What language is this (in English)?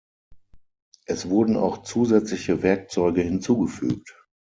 German